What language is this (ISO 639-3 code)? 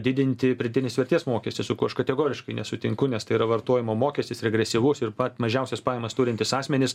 lit